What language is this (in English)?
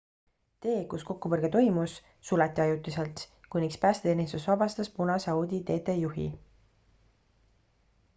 Estonian